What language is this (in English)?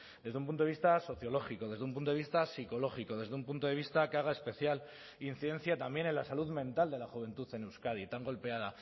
Spanish